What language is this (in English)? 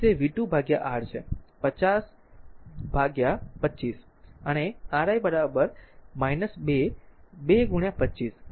Gujarati